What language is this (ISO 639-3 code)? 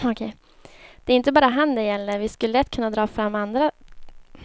swe